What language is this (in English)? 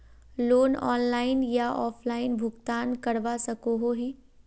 Magahi